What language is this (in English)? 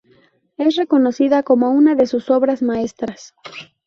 Spanish